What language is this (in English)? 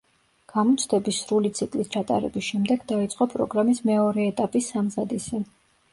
Georgian